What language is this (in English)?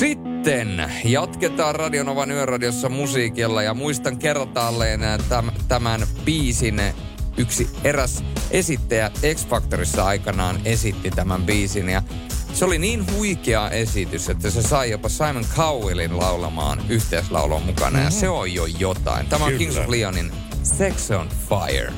Finnish